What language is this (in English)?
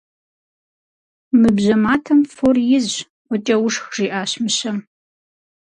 Kabardian